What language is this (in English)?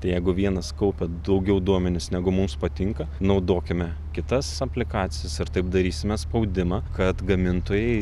Lithuanian